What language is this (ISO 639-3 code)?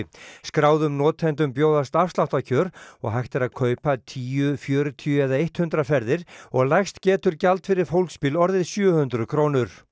isl